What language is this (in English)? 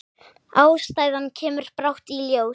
Icelandic